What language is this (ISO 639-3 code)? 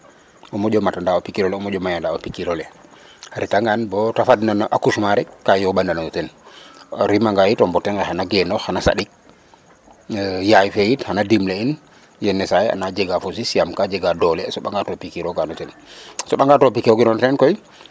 srr